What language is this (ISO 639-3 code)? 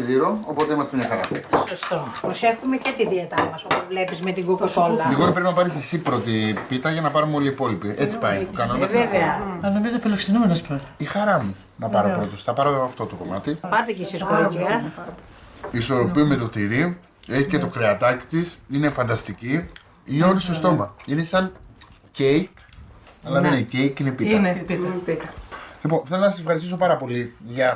ell